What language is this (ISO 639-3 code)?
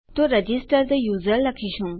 guj